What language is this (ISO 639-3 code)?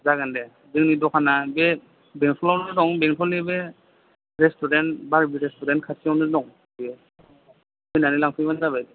brx